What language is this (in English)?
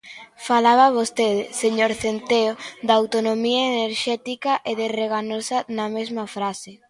Galician